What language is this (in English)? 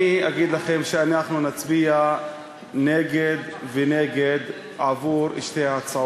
Hebrew